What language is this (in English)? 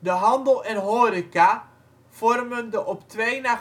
Dutch